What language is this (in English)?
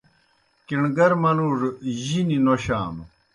Kohistani Shina